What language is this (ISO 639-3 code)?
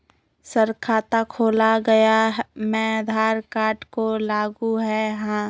mag